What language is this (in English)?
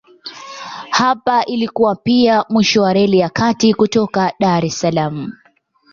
Swahili